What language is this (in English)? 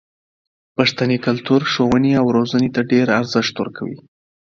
Pashto